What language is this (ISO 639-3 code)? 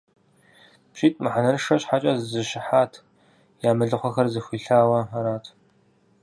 kbd